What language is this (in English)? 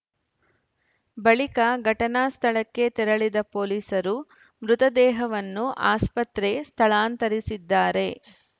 Kannada